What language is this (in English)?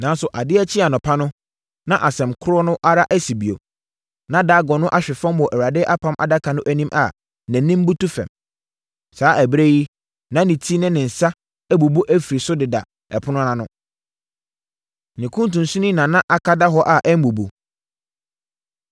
Akan